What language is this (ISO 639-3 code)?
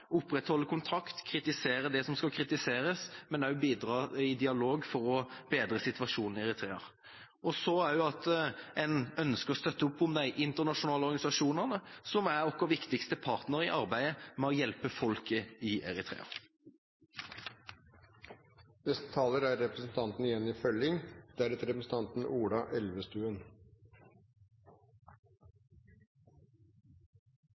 nob